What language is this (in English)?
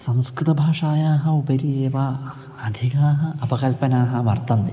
Sanskrit